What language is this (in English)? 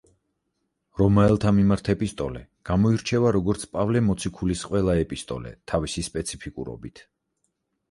Georgian